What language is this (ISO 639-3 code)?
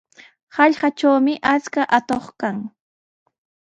qws